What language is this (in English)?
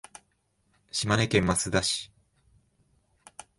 Japanese